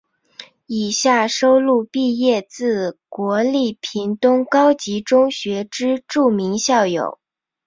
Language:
Chinese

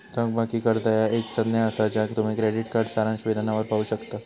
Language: Marathi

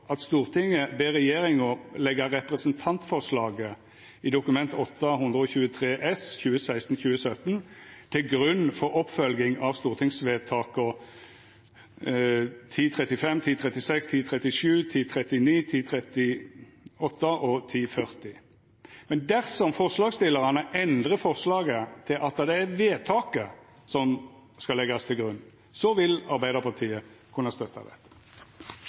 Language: Norwegian Nynorsk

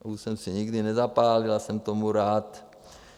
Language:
Czech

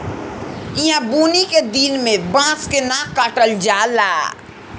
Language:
Bhojpuri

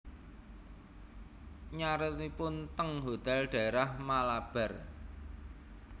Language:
Javanese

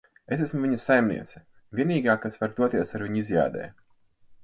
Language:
Latvian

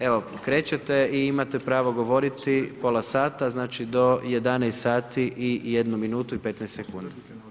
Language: Croatian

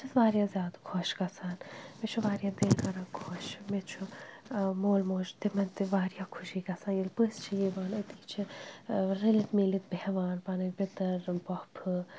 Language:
Kashmiri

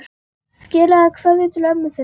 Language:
Icelandic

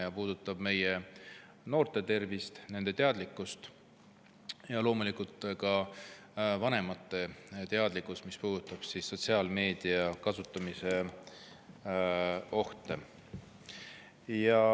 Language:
Estonian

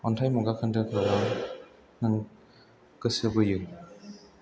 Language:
Bodo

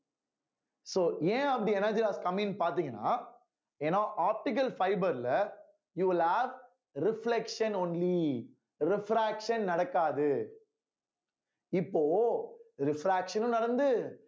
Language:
Tamil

